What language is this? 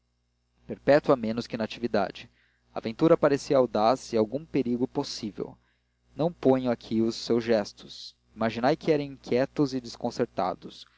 Portuguese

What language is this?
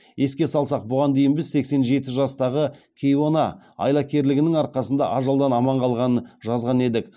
Kazakh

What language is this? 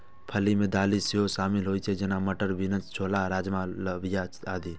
Maithili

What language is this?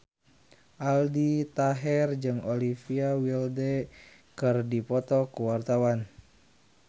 Sundanese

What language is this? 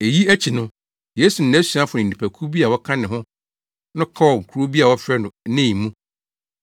Akan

